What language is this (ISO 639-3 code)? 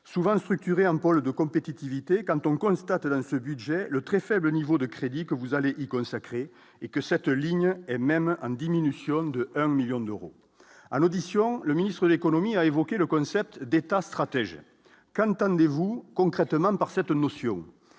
fra